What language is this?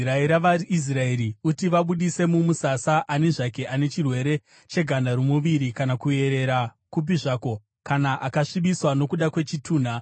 Shona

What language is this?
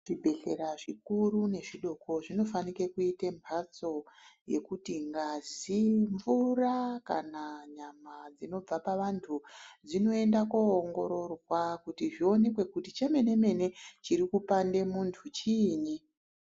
Ndau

